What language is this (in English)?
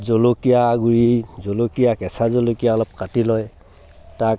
Assamese